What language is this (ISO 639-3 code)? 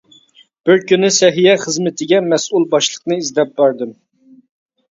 uig